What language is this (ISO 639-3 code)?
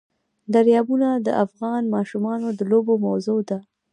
pus